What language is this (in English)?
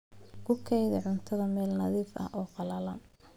Somali